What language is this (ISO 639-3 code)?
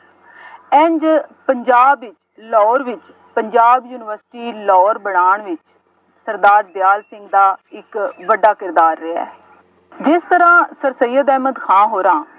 pan